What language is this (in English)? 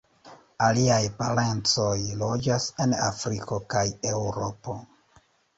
Esperanto